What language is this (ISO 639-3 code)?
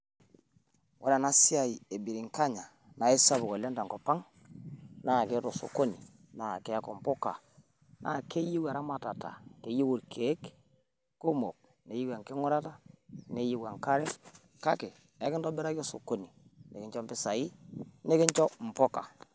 mas